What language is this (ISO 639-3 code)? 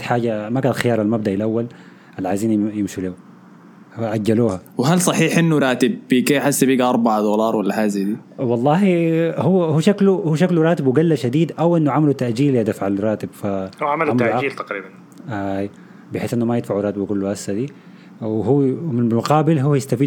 ara